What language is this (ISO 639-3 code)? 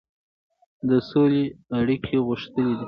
pus